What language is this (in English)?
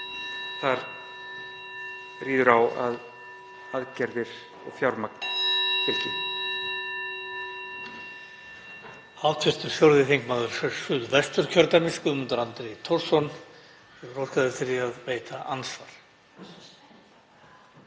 Icelandic